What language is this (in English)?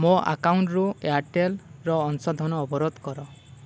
Odia